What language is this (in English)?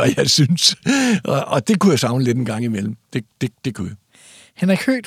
Danish